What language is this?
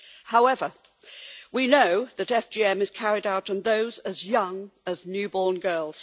English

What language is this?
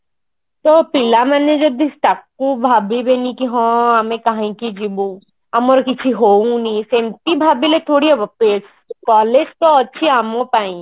Odia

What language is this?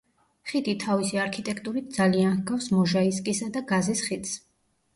Georgian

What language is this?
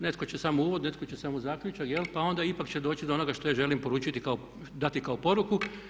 Croatian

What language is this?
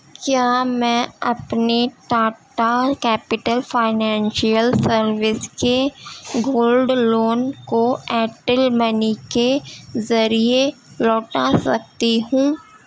Urdu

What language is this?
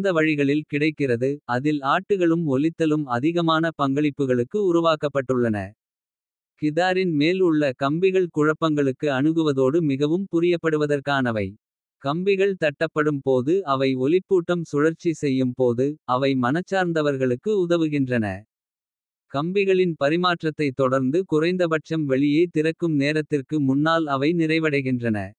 Kota (India)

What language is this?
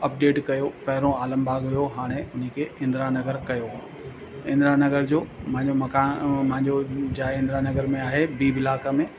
Sindhi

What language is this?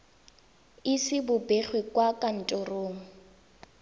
Tswana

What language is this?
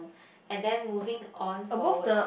English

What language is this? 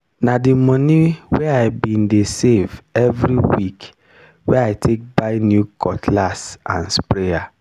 Nigerian Pidgin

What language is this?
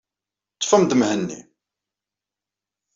Kabyle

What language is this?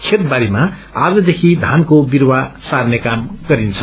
Nepali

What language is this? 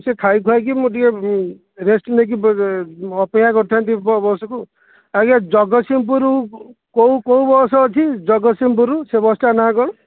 Odia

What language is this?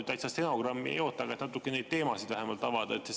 Estonian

